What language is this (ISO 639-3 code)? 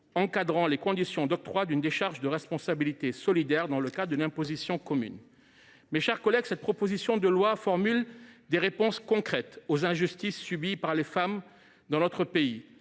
fra